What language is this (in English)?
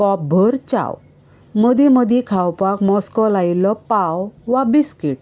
Konkani